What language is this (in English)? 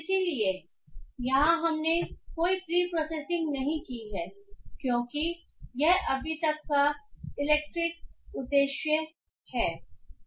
Hindi